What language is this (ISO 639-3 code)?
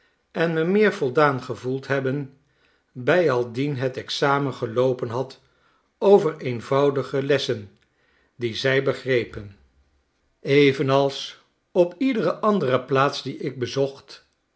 nld